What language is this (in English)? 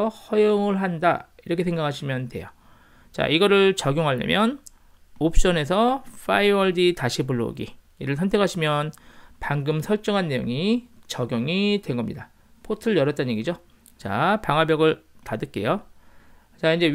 Korean